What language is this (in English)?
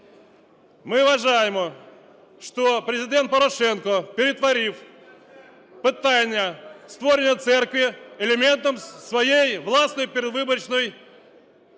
Ukrainian